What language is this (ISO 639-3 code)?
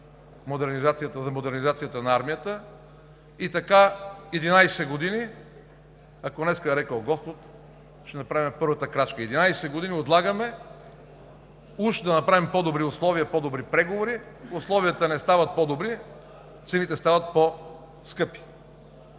bul